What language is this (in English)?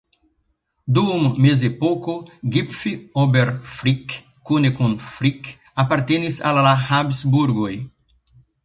Esperanto